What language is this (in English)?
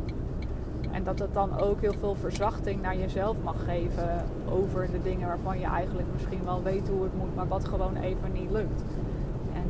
Dutch